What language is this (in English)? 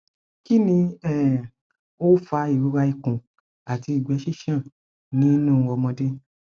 Yoruba